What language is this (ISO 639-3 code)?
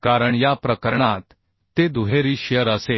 mar